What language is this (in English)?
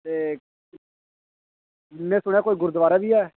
Dogri